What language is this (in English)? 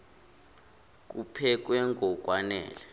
Zulu